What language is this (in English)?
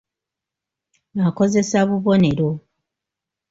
Ganda